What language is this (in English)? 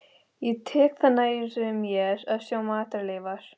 Icelandic